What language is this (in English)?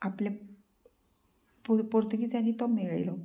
Konkani